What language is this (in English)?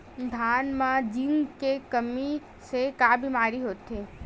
Chhattisgarhi